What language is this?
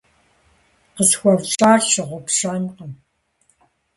Kabardian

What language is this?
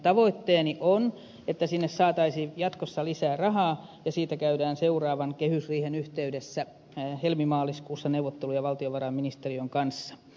Finnish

